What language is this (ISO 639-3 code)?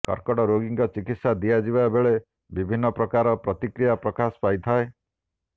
ori